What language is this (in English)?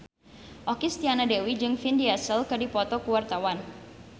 Sundanese